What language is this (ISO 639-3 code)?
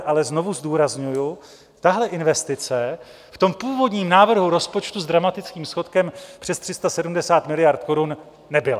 ces